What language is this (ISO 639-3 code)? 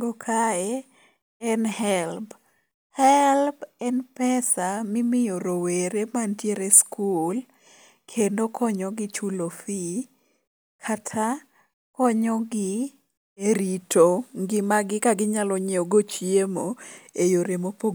luo